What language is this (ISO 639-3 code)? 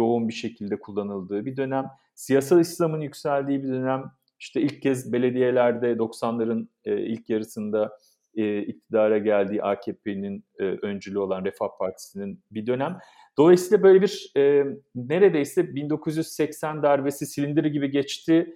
tur